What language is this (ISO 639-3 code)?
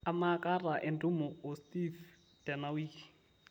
mas